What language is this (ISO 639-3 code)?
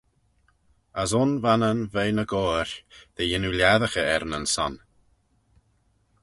glv